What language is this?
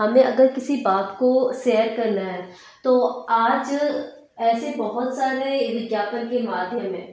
Hindi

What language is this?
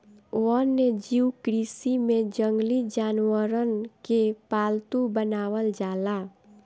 Bhojpuri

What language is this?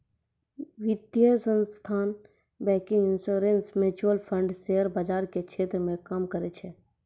Maithili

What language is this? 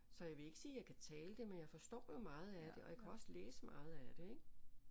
Danish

